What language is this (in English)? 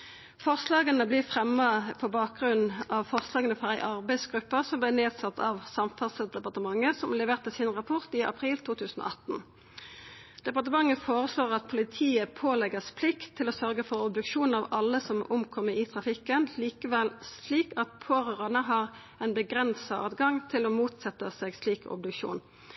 Norwegian Nynorsk